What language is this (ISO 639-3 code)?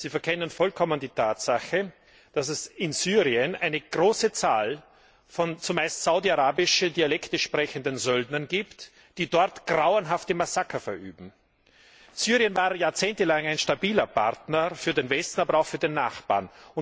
deu